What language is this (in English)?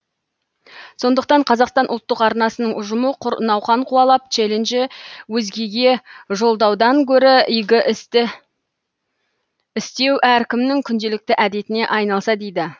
Kazakh